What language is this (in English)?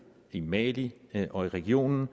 Danish